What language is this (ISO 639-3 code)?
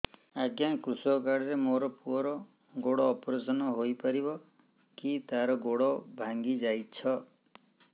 ori